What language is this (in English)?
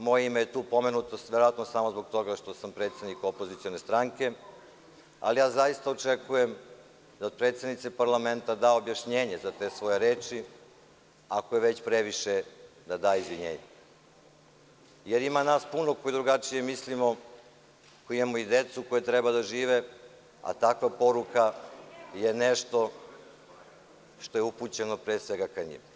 Serbian